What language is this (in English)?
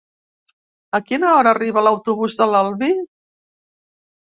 Catalan